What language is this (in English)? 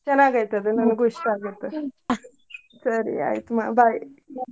Kannada